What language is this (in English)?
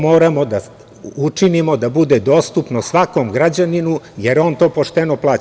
Serbian